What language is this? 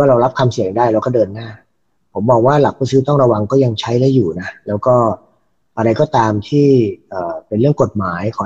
Thai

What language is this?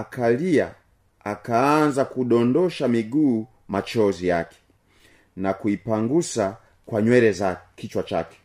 Swahili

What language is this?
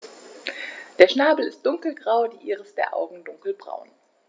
German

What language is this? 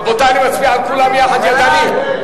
Hebrew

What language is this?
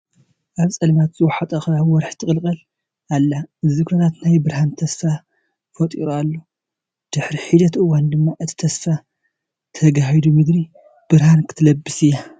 Tigrinya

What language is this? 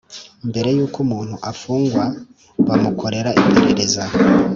Kinyarwanda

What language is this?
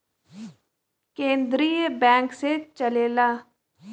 Bhojpuri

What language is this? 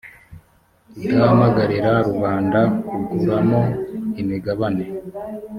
Kinyarwanda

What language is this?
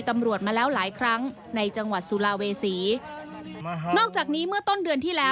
Thai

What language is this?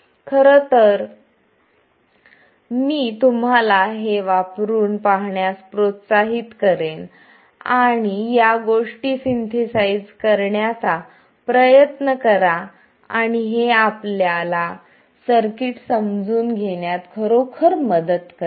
Marathi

